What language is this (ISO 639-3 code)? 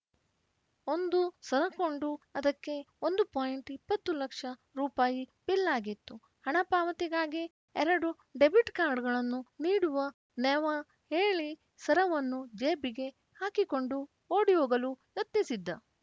kan